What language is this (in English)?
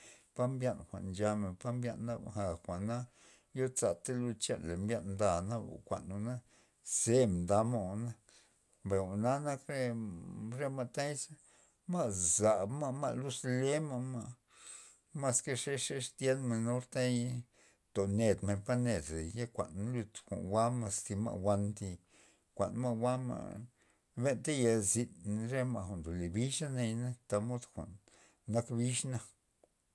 Loxicha Zapotec